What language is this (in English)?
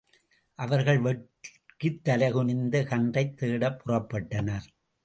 Tamil